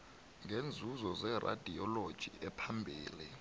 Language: South Ndebele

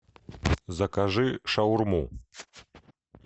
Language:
Russian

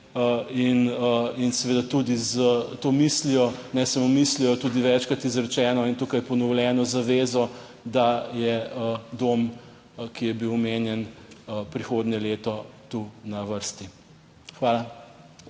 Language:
Slovenian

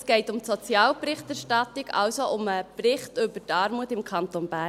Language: Swiss German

